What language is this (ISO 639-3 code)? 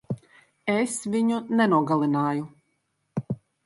lav